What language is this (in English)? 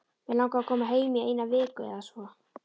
Icelandic